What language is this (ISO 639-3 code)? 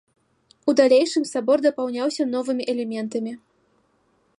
bel